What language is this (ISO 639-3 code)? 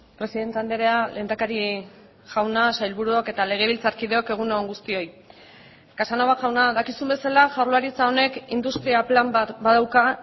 eus